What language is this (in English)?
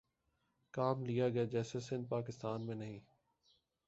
Urdu